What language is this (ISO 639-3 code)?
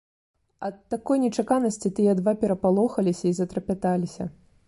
bel